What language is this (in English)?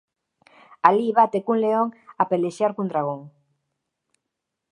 Galician